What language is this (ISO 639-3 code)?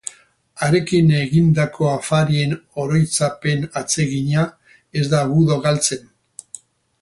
eus